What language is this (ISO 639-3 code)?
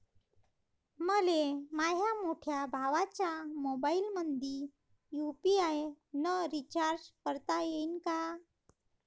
mar